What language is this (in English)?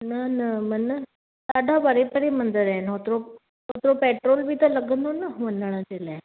Sindhi